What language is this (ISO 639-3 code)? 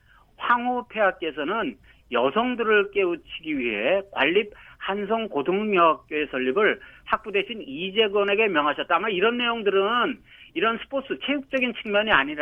kor